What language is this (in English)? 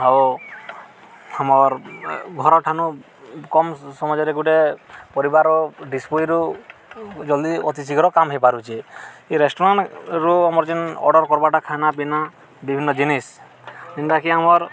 Odia